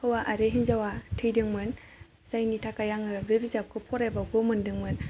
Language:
Bodo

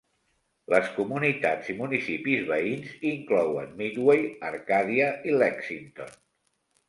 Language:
Catalan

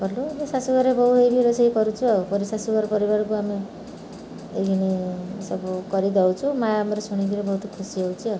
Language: Odia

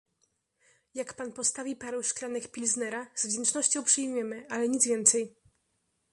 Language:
Polish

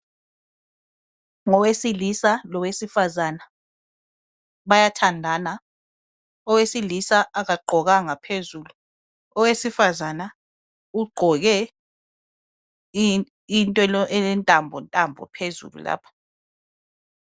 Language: North Ndebele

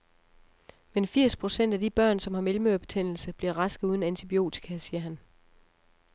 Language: Danish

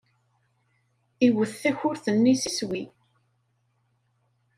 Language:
Kabyle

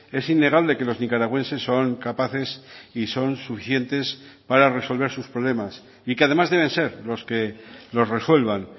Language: Spanish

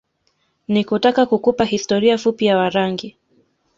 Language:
Swahili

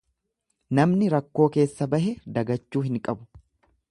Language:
Oromo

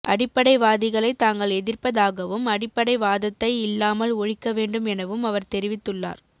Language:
Tamil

